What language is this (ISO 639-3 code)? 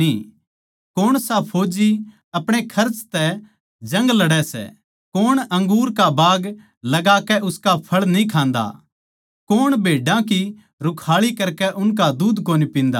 bgc